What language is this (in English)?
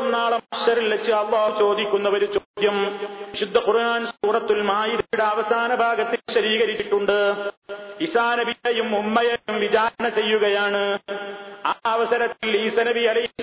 Malayalam